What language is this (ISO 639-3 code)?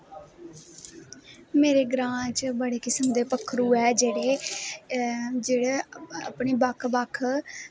doi